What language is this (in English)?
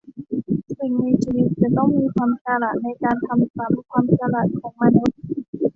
Thai